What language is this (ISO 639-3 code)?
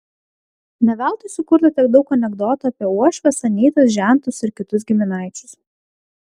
lit